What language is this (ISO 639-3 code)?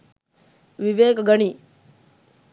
sin